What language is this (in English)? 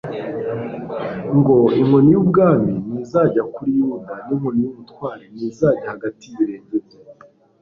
Kinyarwanda